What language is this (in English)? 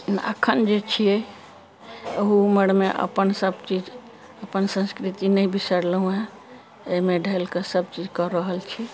Maithili